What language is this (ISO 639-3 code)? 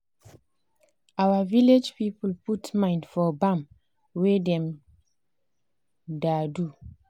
pcm